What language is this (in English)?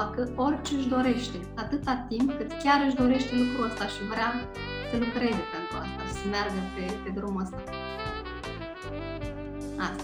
Romanian